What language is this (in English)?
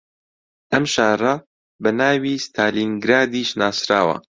Central Kurdish